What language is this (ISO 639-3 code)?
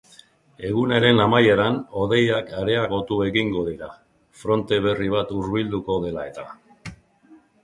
eus